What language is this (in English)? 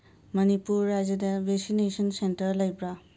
Manipuri